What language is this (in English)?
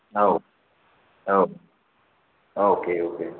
Bodo